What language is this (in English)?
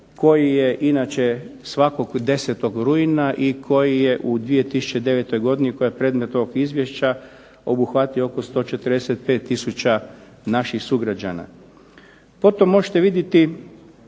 Croatian